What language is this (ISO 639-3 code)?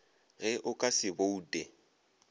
nso